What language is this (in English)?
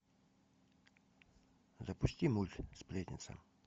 Russian